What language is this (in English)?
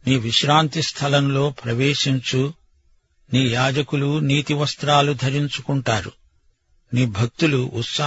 Telugu